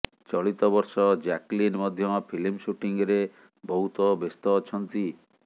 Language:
Odia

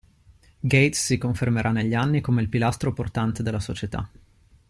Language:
Italian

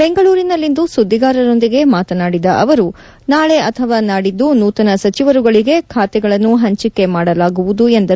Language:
Kannada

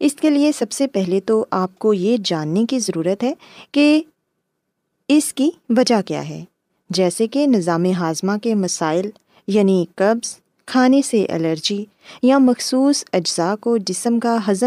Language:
Urdu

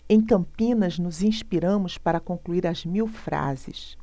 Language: Portuguese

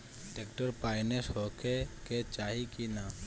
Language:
Bhojpuri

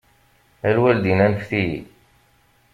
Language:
Kabyle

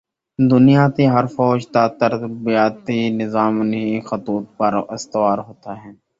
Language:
Urdu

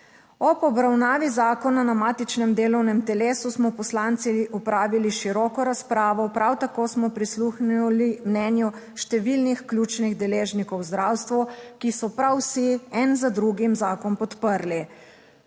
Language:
Slovenian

